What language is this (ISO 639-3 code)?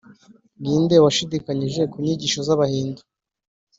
kin